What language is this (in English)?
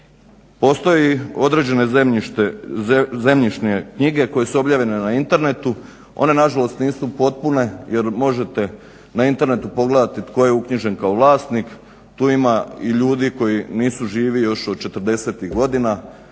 Croatian